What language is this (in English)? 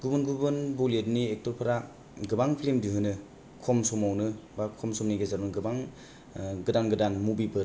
Bodo